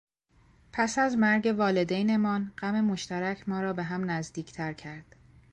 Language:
Persian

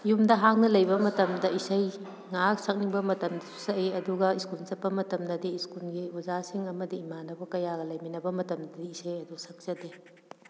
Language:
Manipuri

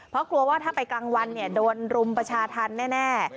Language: Thai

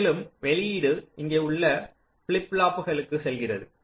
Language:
Tamil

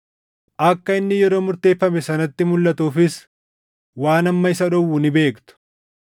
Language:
Oromo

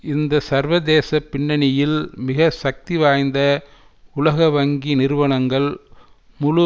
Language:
Tamil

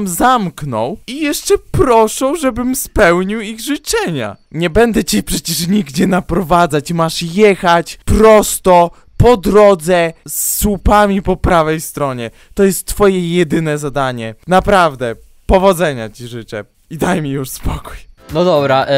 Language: Polish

